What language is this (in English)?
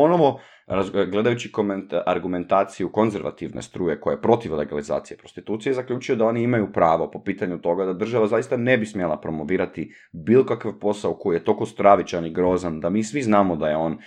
Croatian